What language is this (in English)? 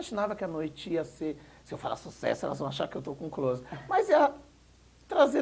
Portuguese